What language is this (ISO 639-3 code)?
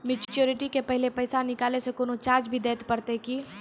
mai